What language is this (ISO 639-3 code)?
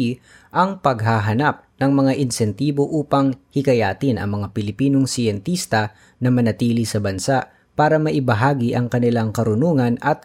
fil